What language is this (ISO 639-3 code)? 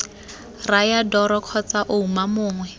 tsn